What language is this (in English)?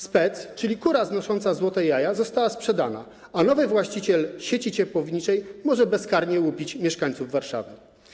Polish